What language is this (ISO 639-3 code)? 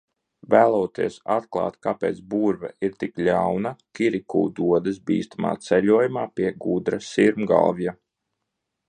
lav